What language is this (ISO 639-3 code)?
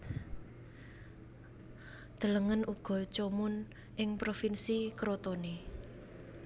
jav